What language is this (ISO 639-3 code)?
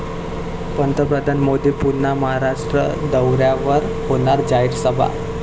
mar